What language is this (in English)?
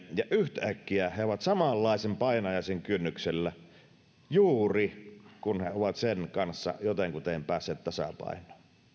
Finnish